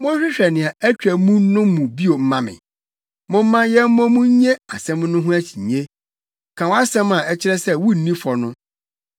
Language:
Akan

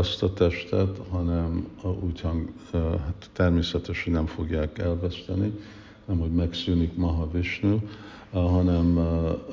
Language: Hungarian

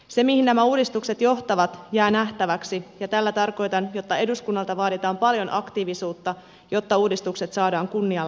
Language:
Finnish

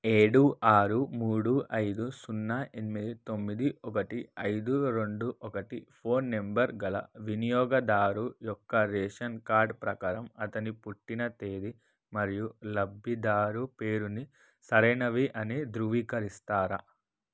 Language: Telugu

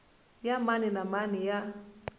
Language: Tsonga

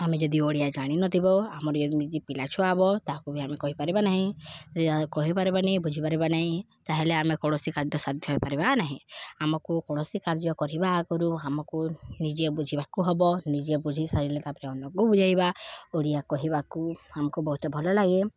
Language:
Odia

